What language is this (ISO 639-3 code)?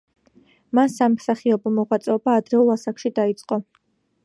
kat